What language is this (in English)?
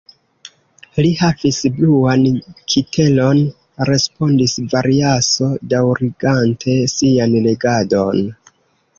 Esperanto